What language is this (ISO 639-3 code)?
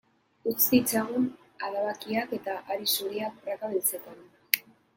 eus